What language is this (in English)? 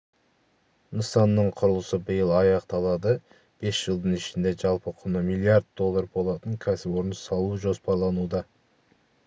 Kazakh